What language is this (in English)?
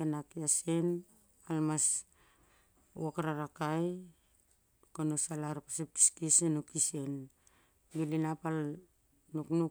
Siar-Lak